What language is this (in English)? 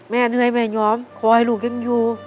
Thai